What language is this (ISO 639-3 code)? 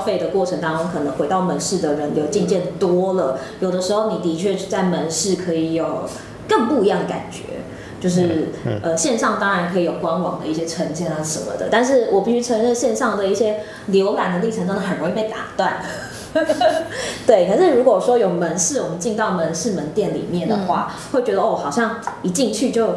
zho